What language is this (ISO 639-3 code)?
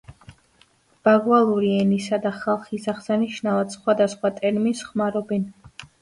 kat